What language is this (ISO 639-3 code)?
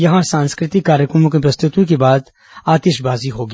hin